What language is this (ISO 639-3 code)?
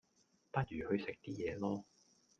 yue